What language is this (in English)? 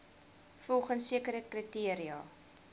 Afrikaans